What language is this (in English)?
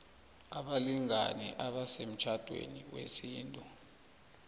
South Ndebele